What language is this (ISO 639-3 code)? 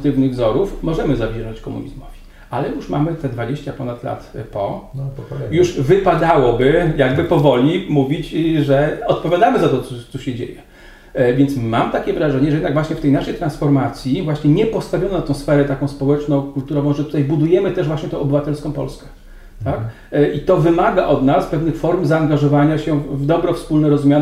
pol